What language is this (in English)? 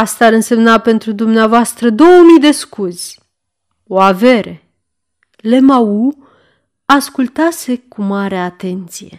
Romanian